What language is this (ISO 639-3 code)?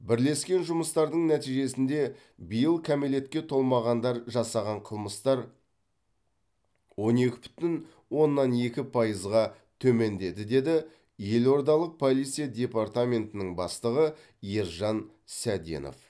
kaz